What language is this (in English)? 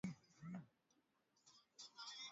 Swahili